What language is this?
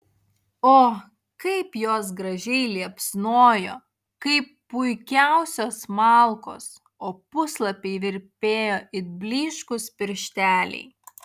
Lithuanian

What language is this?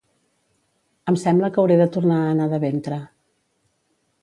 Catalan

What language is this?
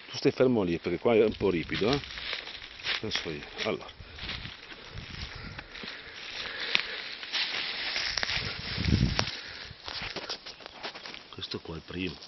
Italian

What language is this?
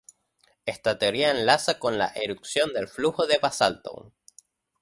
Spanish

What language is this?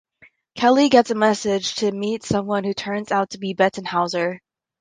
English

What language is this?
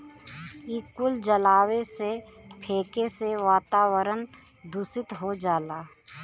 Bhojpuri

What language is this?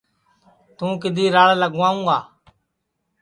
Sansi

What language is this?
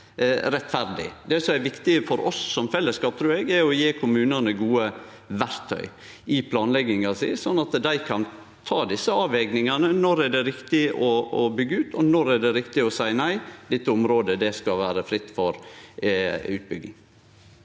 Norwegian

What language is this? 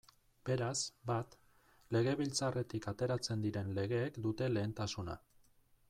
Basque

